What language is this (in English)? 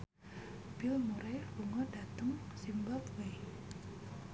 Javanese